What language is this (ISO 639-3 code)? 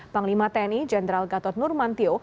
ind